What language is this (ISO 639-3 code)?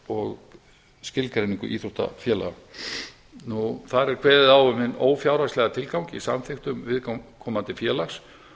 isl